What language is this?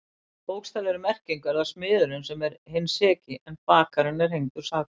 Icelandic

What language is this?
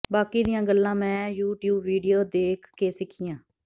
Punjabi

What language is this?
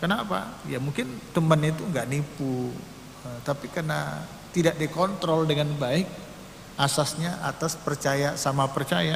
Indonesian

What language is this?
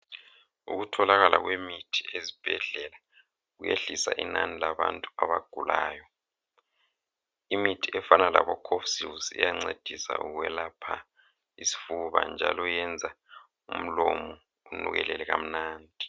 North Ndebele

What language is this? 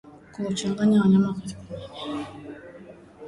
Swahili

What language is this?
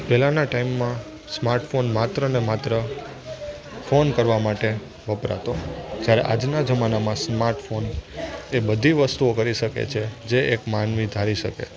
Gujarati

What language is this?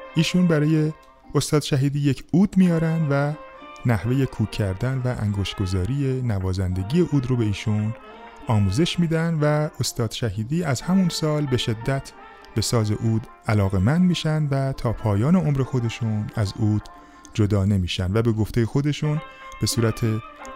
Persian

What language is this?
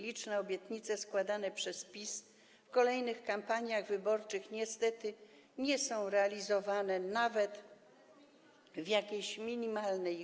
Polish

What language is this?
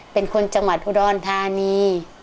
Thai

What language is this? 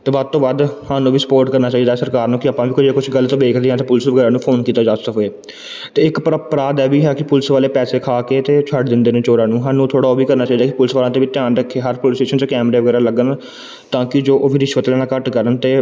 Punjabi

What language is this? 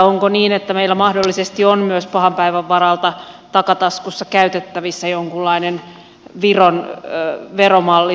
Finnish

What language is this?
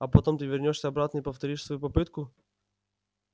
Russian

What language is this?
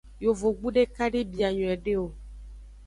Aja (Benin)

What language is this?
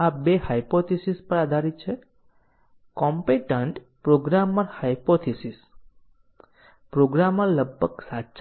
Gujarati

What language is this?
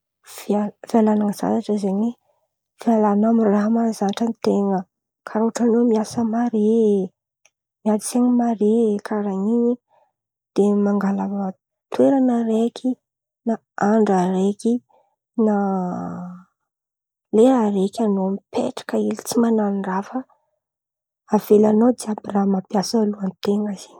Antankarana Malagasy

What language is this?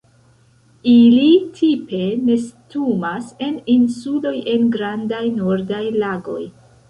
Esperanto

